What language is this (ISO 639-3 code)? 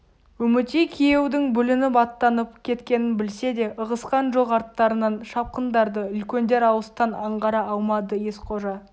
kaz